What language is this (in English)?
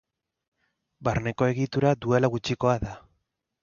Basque